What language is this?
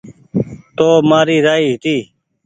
Goaria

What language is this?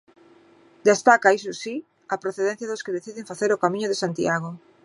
Galician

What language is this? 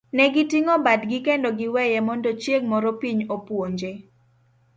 Luo (Kenya and Tanzania)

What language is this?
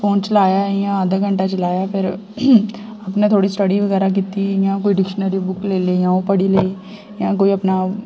Dogri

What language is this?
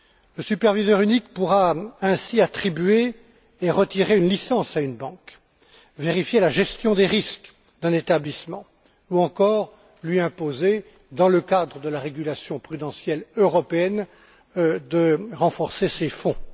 French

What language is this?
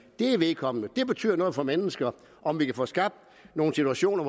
Danish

